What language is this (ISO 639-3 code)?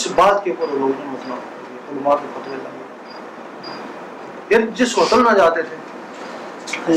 urd